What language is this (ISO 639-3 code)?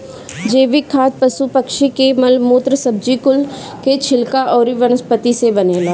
bho